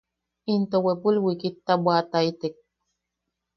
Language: Yaqui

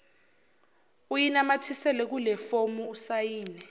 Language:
Zulu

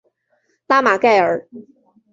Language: Chinese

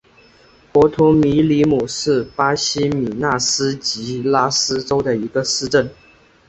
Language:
Chinese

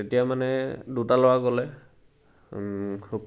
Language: Assamese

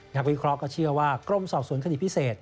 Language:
Thai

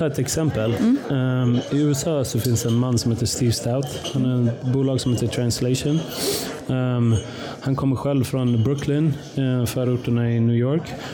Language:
Swedish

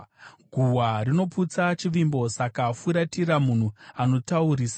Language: Shona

